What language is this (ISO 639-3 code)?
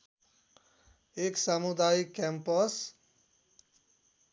nep